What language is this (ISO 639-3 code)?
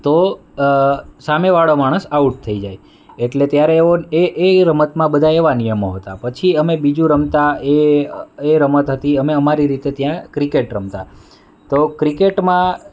guj